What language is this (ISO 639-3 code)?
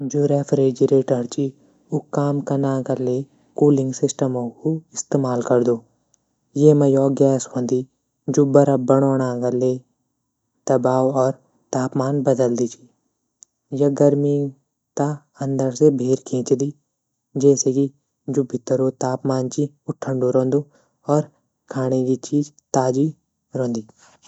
gbm